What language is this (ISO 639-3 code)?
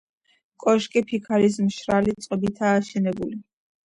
kat